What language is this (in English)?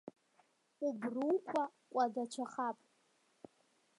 Abkhazian